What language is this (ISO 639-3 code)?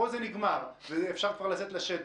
heb